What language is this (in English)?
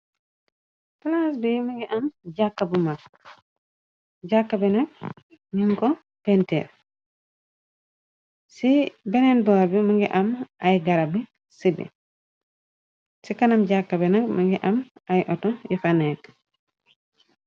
Wolof